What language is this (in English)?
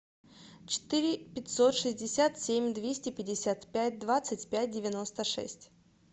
Russian